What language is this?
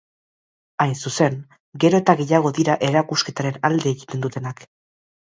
Basque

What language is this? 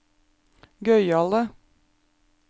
Norwegian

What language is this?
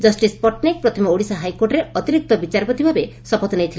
Odia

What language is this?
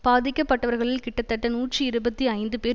Tamil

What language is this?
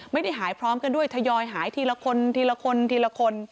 Thai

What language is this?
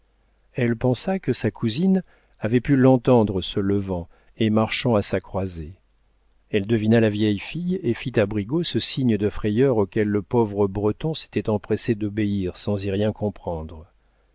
French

